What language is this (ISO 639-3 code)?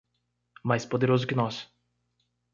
por